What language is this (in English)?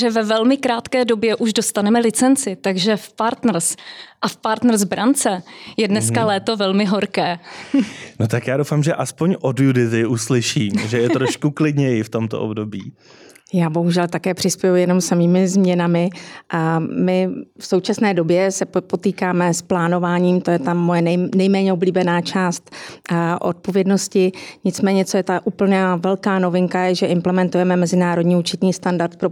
Czech